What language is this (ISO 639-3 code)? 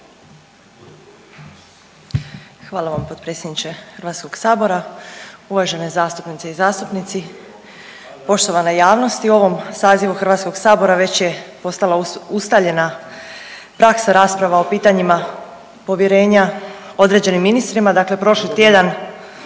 hrv